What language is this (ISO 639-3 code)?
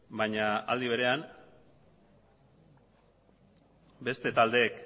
eus